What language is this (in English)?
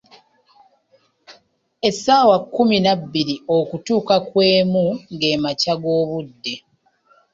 Ganda